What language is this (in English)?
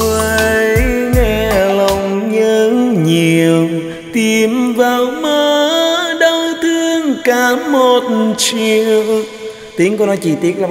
Vietnamese